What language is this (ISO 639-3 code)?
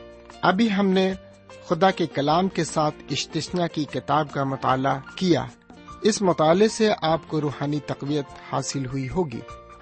urd